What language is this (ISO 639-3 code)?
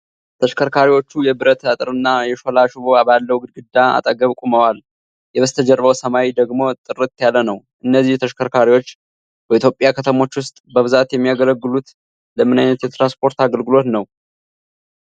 amh